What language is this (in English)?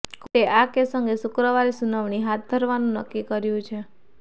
Gujarati